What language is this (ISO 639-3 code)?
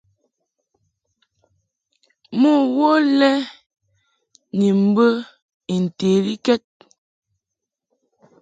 mhk